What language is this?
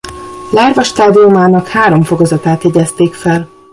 Hungarian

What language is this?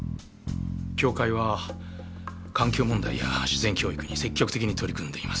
Japanese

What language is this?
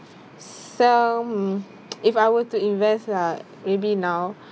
English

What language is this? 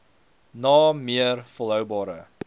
Afrikaans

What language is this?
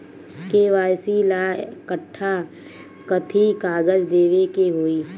Bhojpuri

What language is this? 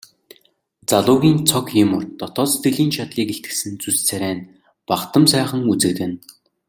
Mongolian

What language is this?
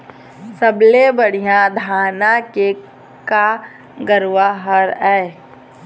Chhattisgarhi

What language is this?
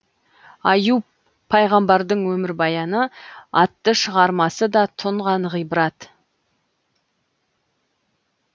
Kazakh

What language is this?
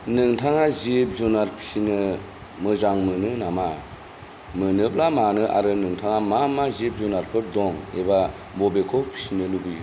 Bodo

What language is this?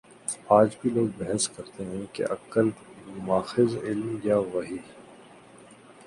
Urdu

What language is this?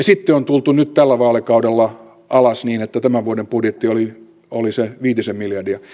Finnish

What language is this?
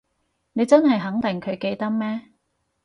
Cantonese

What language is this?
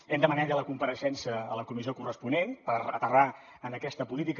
Catalan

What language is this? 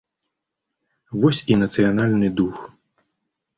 Belarusian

